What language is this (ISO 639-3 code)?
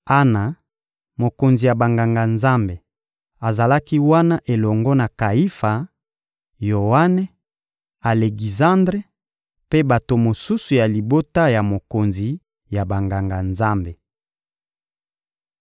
lin